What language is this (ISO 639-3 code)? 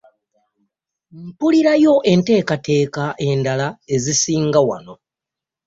lug